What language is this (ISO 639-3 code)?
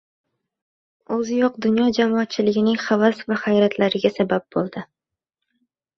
uzb